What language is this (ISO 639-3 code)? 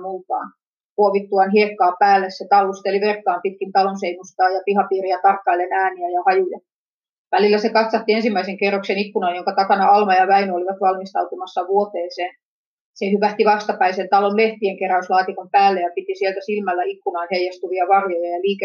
fin